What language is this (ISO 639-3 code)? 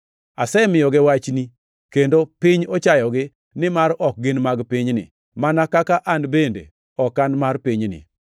luo